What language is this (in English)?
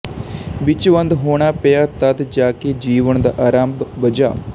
Punjabi